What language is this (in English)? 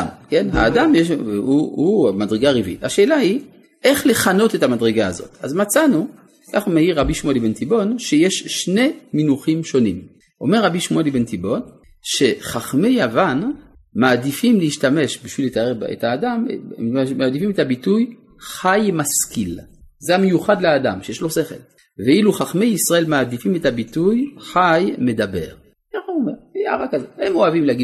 Hebrew